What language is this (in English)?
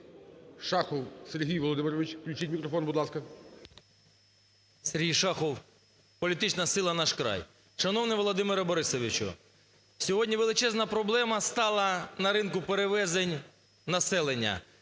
Ukrainian